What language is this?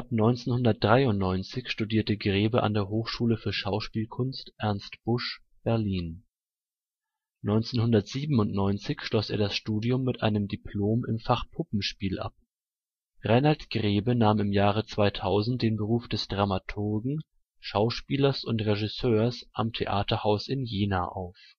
German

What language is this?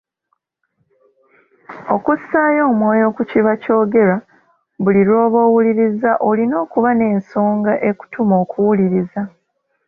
Ganda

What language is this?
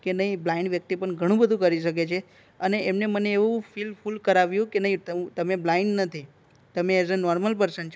Gujarati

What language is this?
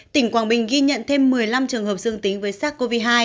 Vietnamese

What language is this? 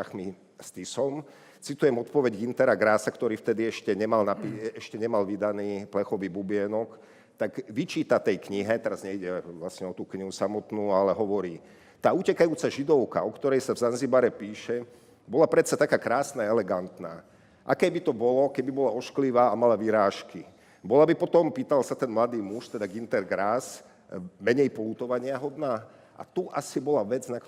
Slovak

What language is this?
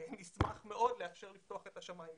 Hebrew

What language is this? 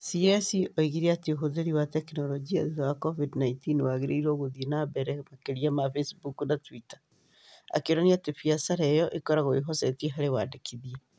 Kikuyu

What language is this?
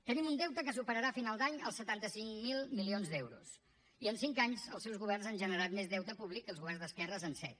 Catalan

